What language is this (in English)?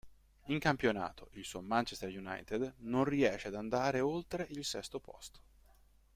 Italian